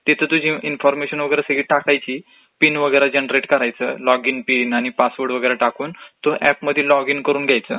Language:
Marathi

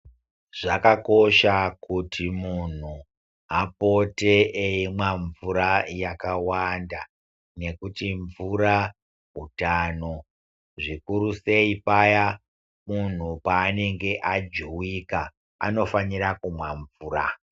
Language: Ndau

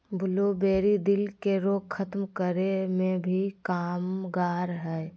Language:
Magahi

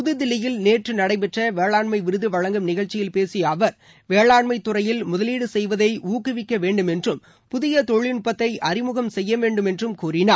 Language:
Tamil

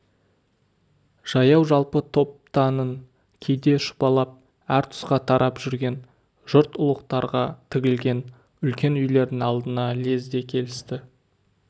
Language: Kazakh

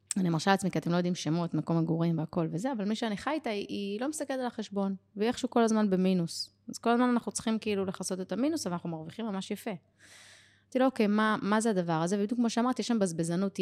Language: Hebrew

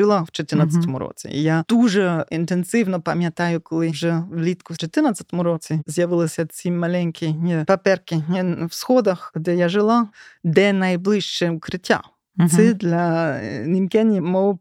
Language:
Ukrainian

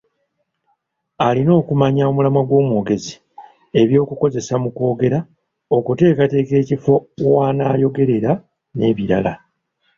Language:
Ganda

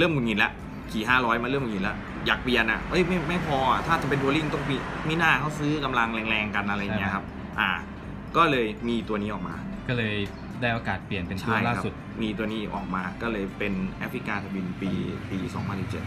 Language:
Thai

